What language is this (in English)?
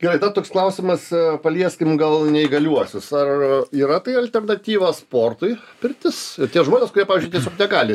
Lithuanian